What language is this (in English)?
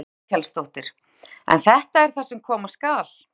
Icelandic